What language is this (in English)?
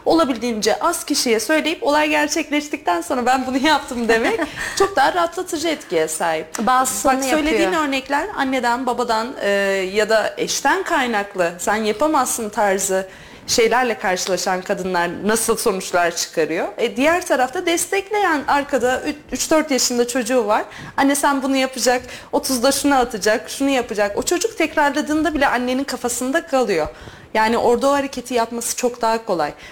Turkish